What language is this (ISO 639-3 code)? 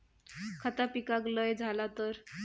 mar